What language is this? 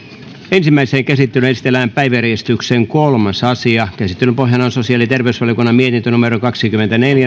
Finnish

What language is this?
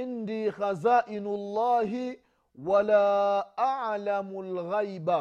Swahili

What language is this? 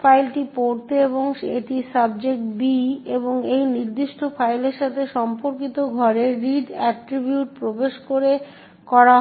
Bangla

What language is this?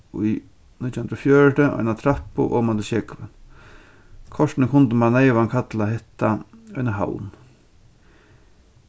Faroese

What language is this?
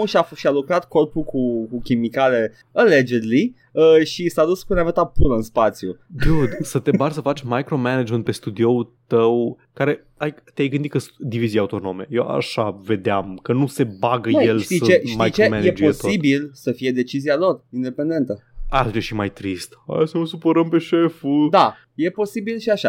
Romanian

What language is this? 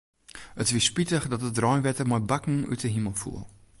Western Frisian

